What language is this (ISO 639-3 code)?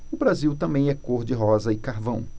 por